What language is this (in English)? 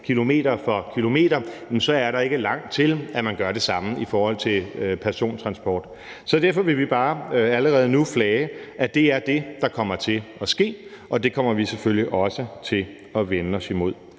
Danish